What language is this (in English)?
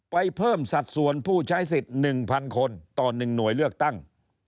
Thai